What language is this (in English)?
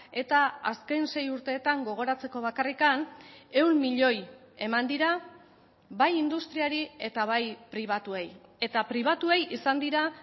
Basque